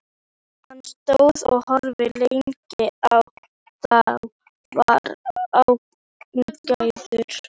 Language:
Icelandic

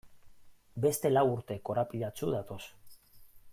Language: Basque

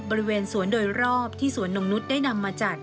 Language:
Thai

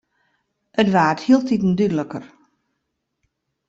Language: Western Frisian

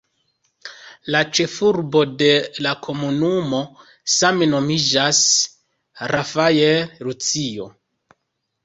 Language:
Esperanto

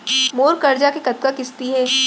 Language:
Chhattisgarhi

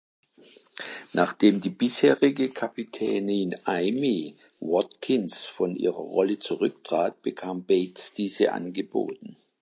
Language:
German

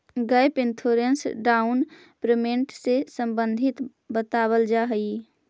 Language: Magahi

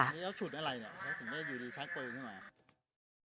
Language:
Thai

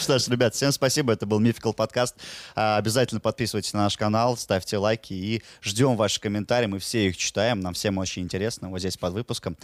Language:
Russian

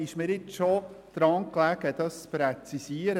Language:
Swiss German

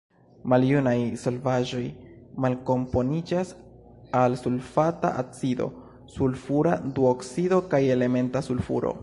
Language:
Esperanto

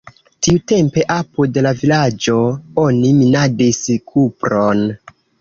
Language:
Esperanto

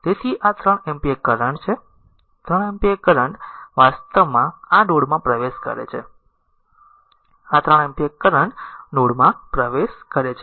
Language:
Gujarati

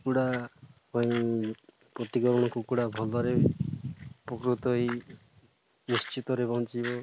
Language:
Odia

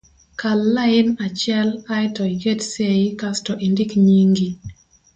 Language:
Luo (Kenya and Tanzania)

